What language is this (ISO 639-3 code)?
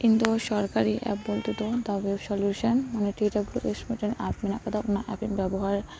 sat